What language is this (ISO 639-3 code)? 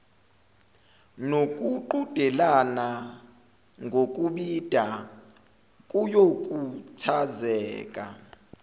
zul